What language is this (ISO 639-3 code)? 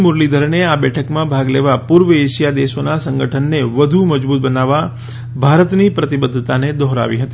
guj